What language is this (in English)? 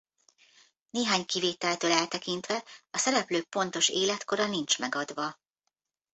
Hungarian